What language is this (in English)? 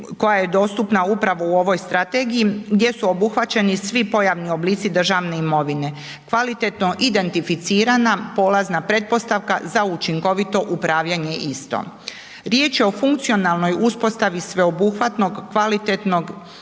Croatian